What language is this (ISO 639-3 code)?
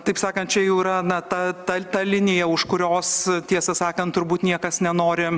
lit